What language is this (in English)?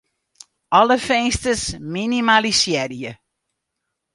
Western Frisian